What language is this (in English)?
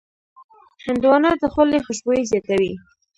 Pashto